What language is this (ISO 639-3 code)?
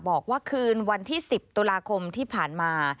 tha